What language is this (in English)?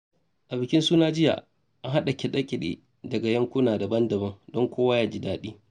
Hausa